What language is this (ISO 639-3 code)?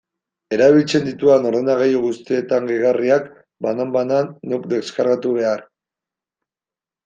eus